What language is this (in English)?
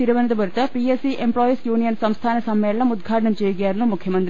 Malayalam